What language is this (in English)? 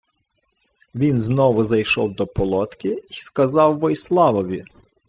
Ukrainian